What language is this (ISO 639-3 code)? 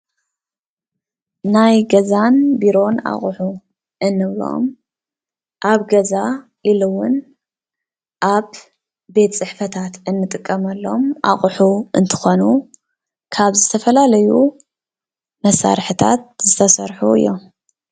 tir